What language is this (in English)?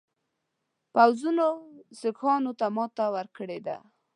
Pashto